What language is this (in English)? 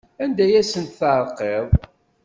Kabyle